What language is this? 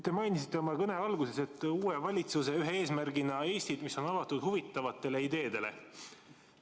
Estonian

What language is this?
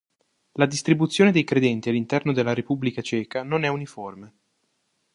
Italian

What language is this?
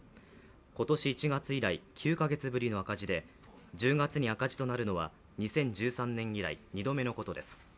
Japanese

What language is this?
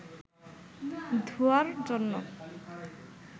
Bangla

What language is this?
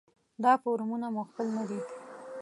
Pashto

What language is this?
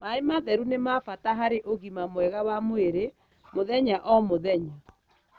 Kikuyu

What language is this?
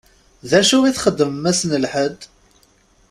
Kabyle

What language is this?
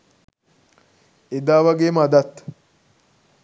Sinhala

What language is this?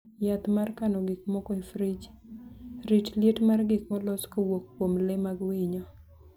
Luo (Kenya and Tanzania)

